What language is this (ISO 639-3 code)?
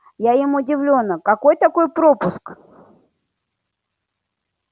rus